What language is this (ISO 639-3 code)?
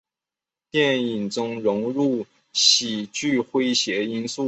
zho